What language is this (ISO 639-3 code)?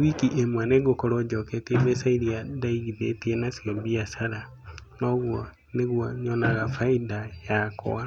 kik